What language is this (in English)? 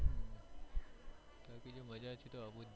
Gujarati